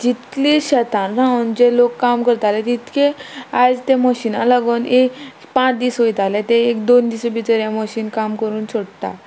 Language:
Konkani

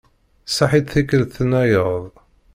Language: Kabyle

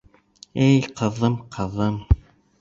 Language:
Bashkir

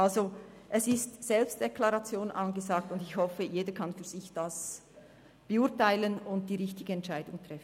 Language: Swiss German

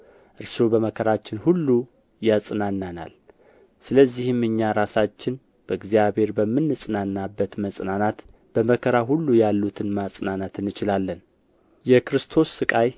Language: Amharic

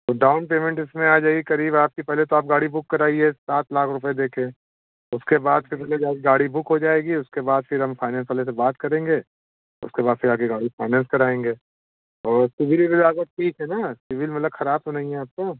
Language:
Hindi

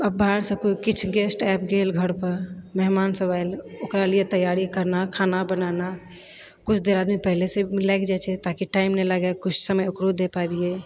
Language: Maithili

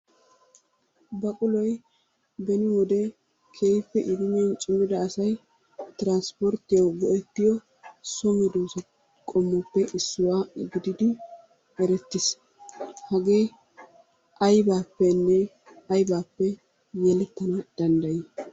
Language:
Wolaytta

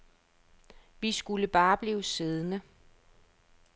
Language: Danish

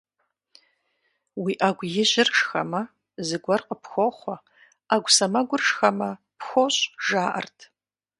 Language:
Kabardian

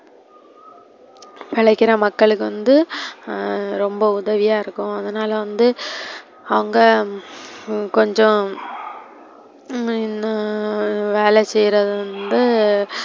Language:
Tamil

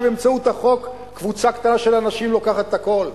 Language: Hebrew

